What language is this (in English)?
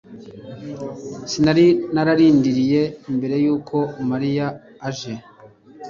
Kinyarwanda